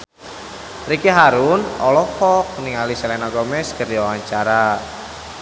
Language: Sundanese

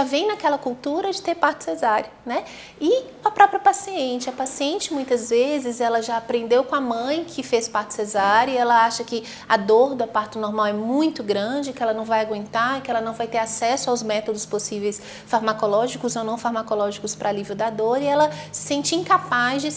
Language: Portuguese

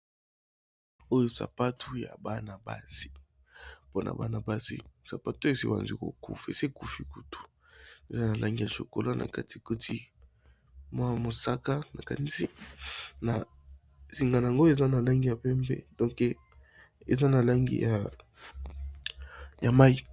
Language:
Lingala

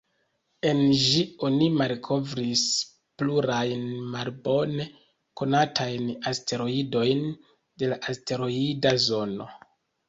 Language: Esperanto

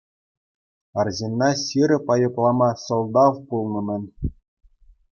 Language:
Chuvash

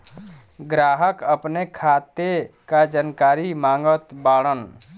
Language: Bhojpuri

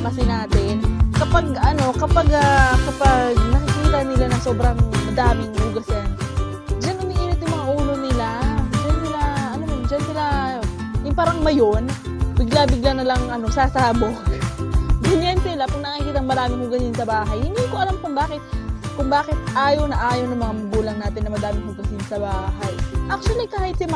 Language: Filipino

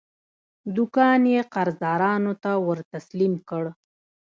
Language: Pashto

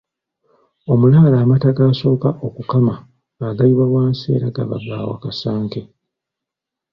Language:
Ganda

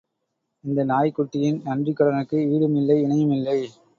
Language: Tamil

